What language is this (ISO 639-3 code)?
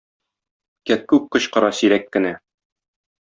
tat